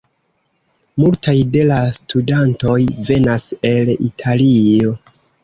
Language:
Esperanto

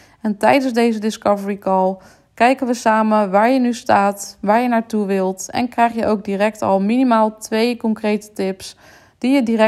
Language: Dutch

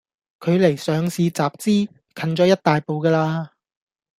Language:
Cantonese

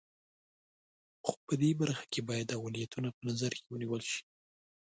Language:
Pashto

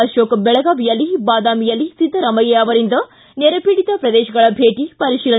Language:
Kannada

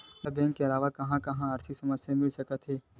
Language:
Chhattisgarhi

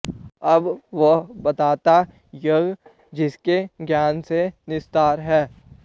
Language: Sanskrit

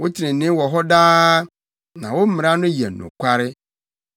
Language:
Akan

